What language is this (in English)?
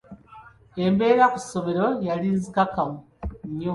Ganda